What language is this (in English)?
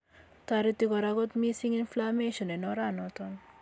Kalenjin